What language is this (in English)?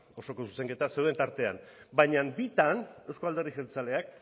Basque